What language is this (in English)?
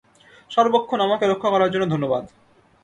Bangla